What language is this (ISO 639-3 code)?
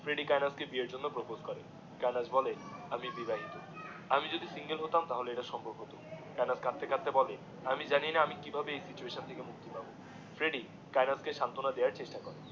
ben